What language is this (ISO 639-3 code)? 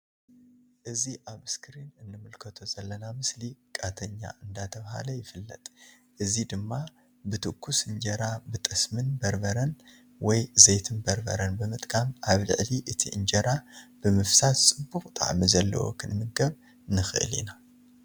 tir